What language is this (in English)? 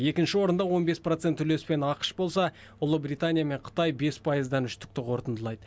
Kazakh